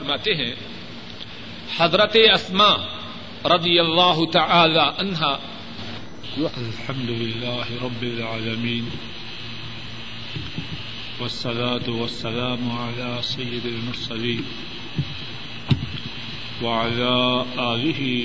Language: Urdu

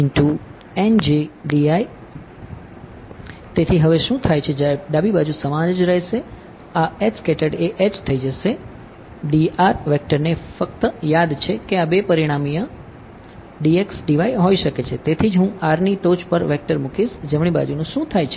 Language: Gujarati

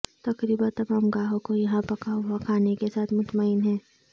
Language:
Urdu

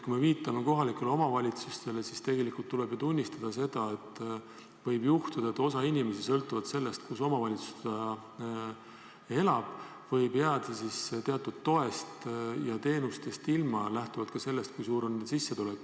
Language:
Estonian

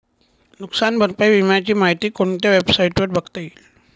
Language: Marathi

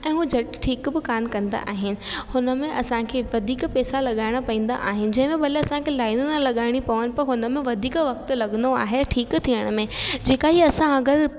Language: Sindhi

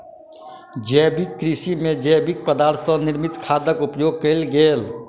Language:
Maithili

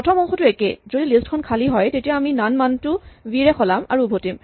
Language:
Assamese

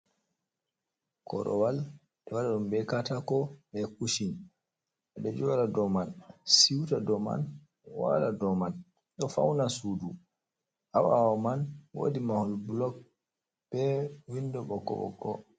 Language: Fula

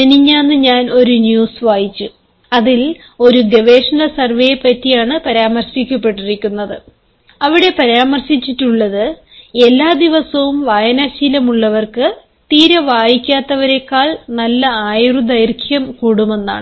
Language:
Malayalam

